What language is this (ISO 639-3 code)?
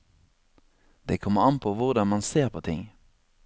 nor